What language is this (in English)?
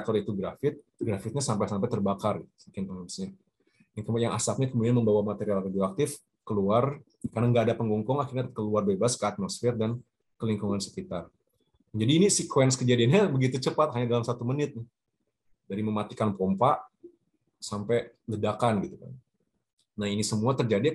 Indonesian